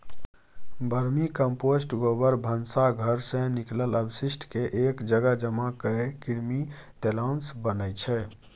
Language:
Maithili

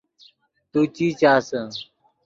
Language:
Yidgha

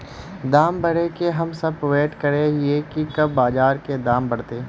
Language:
Magahi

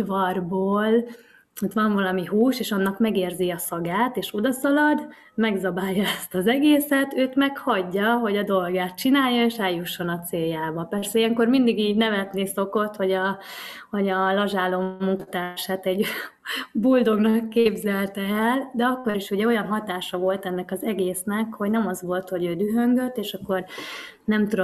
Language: Hungarian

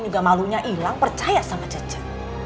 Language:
Indonesian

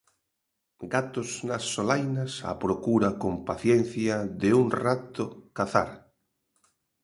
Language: Galician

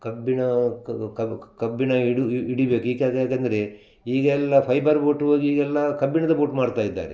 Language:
Kannada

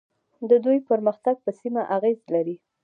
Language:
Pashto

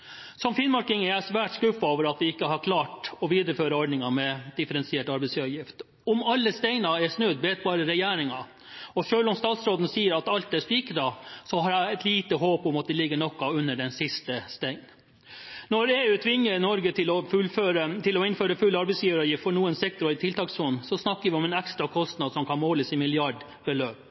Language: Norwegian Bokmål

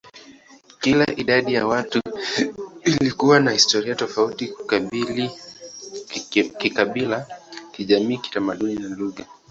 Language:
Swahili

